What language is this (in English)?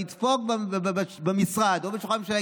Hebrew